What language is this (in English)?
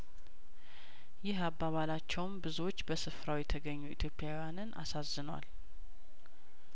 Amharic